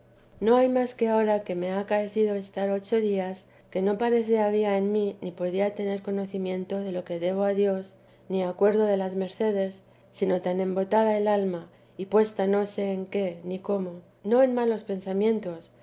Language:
Spanish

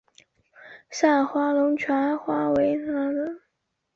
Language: Chinese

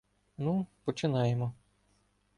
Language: Ukrainian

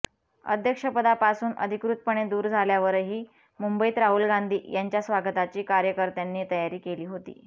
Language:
Marathi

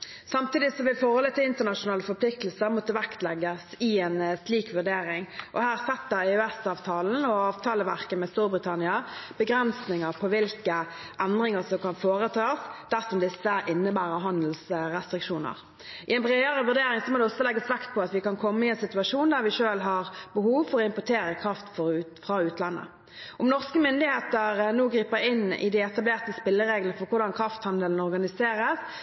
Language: Norwegian Bokmål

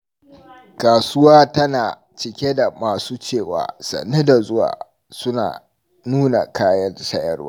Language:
Hausa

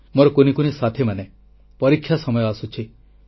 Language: Odia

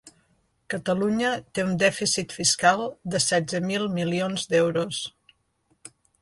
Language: Catalan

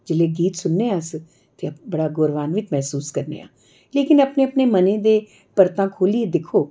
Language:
Dogri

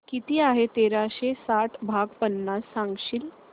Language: Marathi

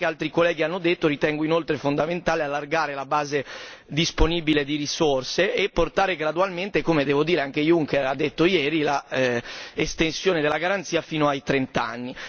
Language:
Italian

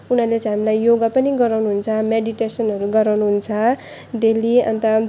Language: Nepali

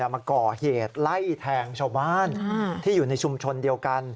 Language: Thai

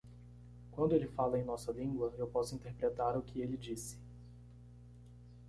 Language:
Portuguese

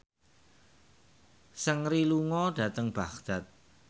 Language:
Javanese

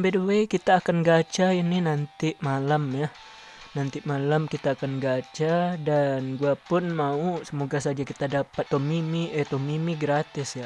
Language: Indonesian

